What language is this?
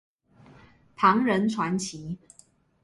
Chinese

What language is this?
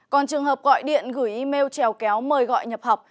Vietnamese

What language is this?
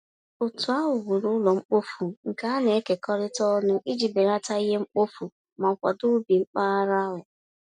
Igbo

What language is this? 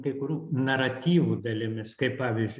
Lithuanian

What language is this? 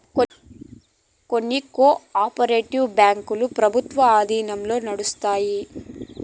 Telugu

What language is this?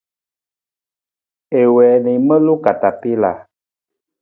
Nawdm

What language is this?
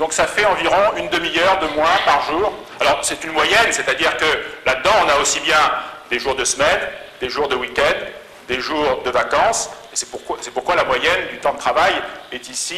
French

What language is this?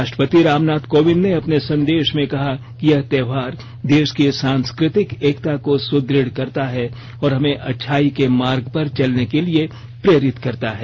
Hindi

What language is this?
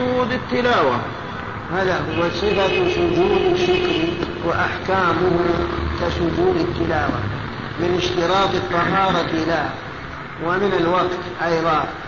Arabic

